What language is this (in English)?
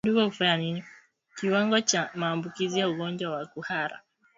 Swahili